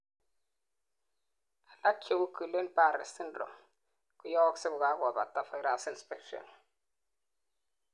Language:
Kalenjin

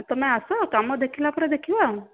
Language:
Odia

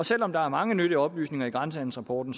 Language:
Danish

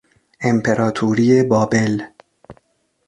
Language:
Persian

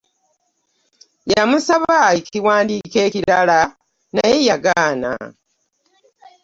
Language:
Ganda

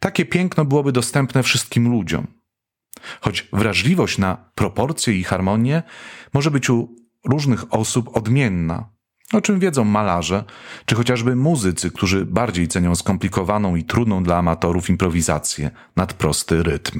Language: Polish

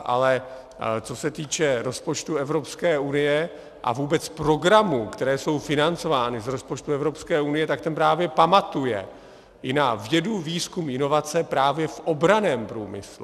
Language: Czech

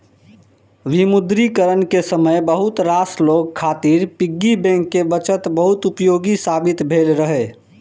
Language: Maithili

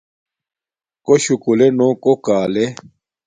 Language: Domaaki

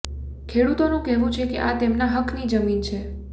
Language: Gujarati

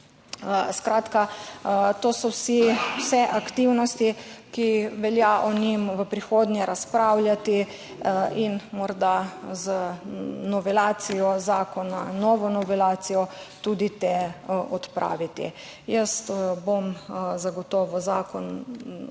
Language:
Slovenian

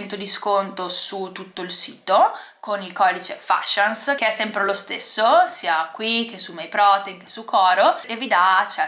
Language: Italian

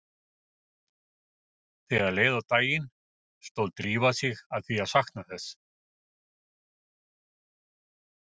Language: Icelandic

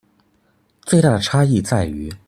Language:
Chinese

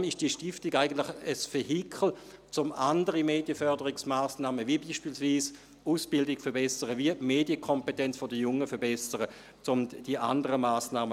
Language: Swiss German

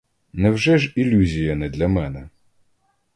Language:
Ukrainian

